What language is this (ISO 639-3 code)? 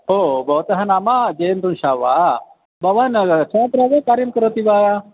san